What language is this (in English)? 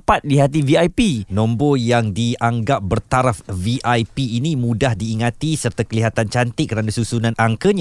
Malay